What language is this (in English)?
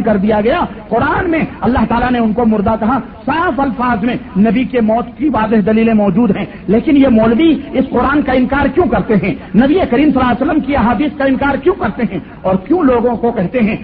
Urdu